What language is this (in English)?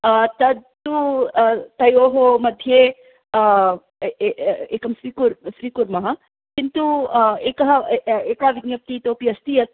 Sanskrit